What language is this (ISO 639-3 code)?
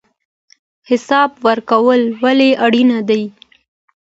pus